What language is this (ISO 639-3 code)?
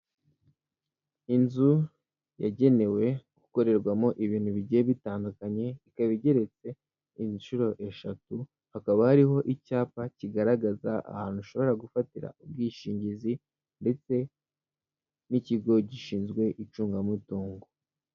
kin